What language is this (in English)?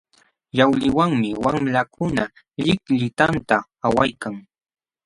Jauja Wanca Quechua